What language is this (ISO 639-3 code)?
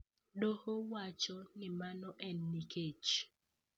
luo